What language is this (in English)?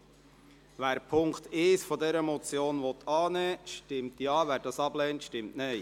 Swiss German